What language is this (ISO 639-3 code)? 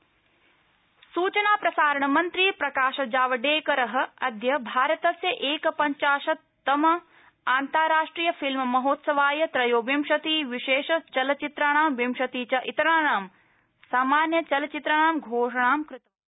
san